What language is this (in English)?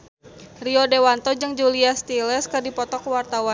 Sundanese